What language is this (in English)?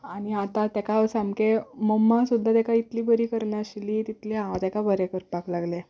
Konkani